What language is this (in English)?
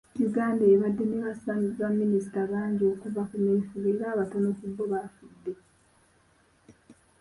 Ganda